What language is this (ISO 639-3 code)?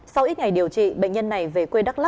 vie